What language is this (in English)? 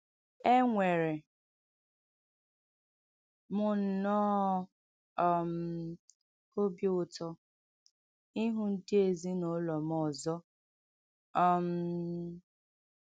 Igbo